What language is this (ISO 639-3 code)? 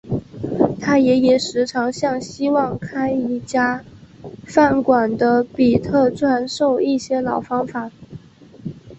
zho